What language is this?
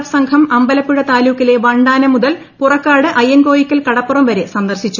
Malayalam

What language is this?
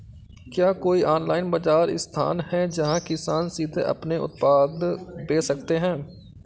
Hindi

